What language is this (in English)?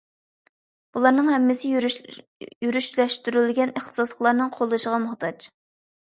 Uyghur